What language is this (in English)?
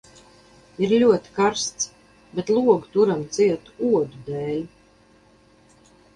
Latvian